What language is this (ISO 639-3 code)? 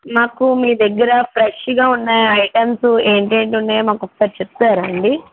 tel